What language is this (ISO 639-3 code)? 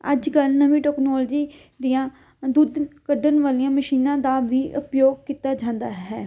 pan